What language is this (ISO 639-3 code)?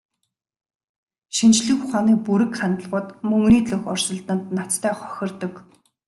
mon